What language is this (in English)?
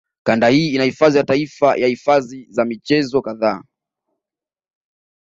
Swahili